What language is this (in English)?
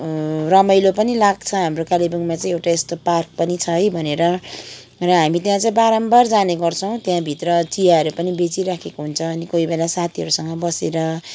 Nepali